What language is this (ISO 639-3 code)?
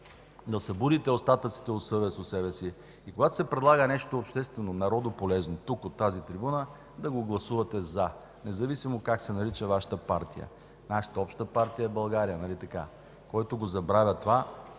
bul